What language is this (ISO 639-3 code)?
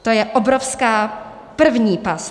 ces